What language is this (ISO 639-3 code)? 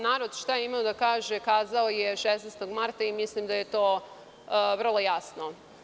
srp